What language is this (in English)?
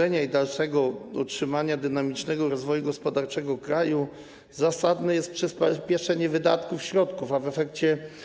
Polish